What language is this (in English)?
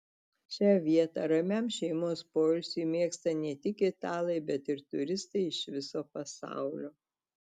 Lithuanian